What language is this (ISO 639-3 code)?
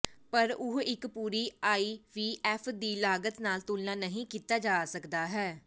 pan